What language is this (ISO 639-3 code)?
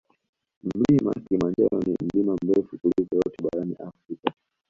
swa